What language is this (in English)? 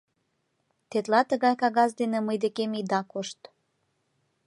Mari